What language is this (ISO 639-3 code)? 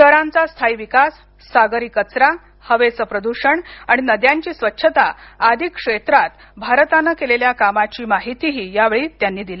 mar